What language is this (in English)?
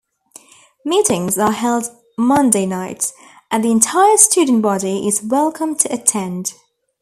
English